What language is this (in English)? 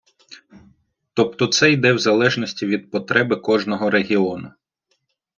Ukrainian